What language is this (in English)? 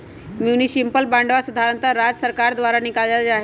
Magahi